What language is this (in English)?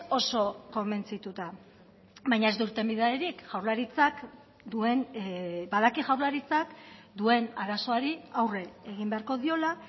Basque